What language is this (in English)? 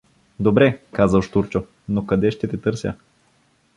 Bulgarian